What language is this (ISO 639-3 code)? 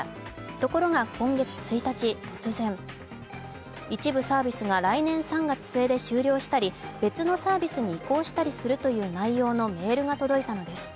jpn